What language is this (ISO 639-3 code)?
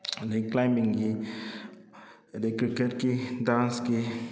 mni